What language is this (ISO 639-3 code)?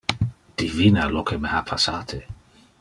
ina